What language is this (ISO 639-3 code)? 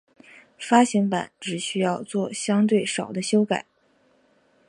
zho